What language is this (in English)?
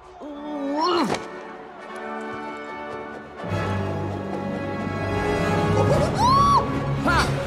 Spanish